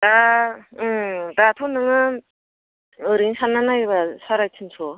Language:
Bodo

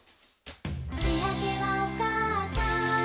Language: Japanese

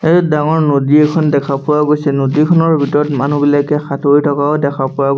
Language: Assamese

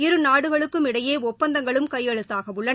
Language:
Tamil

